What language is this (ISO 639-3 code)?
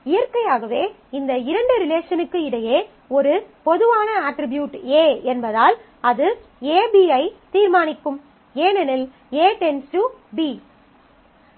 tam